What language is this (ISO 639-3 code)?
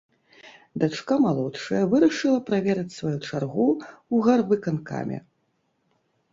bel